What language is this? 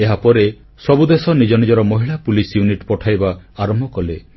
Odia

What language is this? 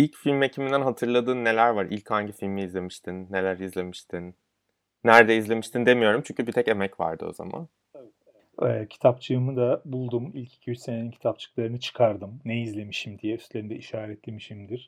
Turkish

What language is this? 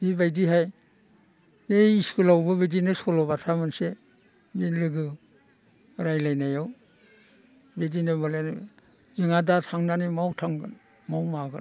Bodo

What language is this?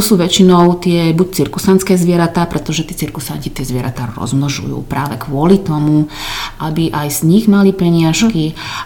Slovak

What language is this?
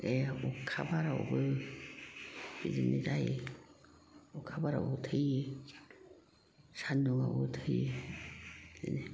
Bodo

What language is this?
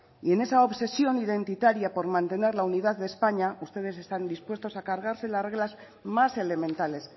Spanish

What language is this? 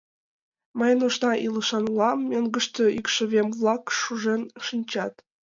Mari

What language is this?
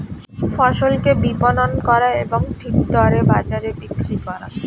Bangla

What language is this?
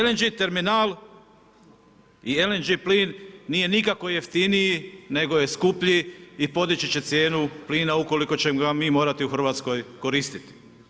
Croatian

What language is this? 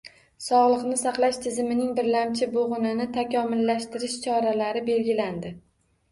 Uzbek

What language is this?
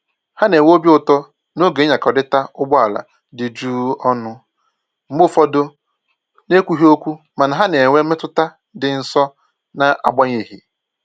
Igbo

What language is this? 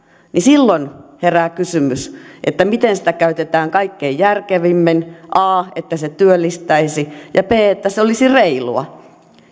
Finnish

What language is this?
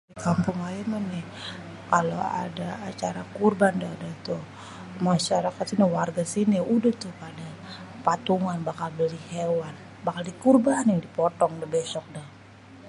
Betawi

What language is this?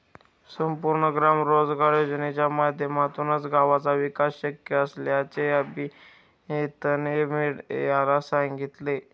Marathi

